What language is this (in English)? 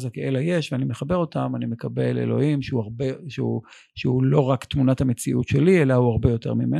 Hebrew